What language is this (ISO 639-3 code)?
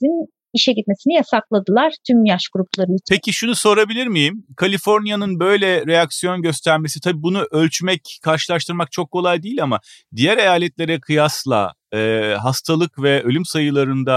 tur